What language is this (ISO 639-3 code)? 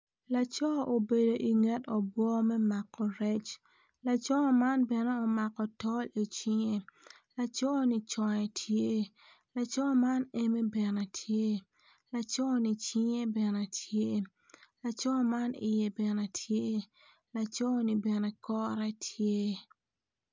ach